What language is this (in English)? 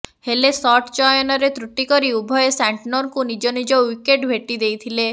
Odia